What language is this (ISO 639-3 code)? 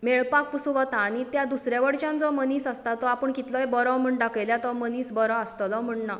kok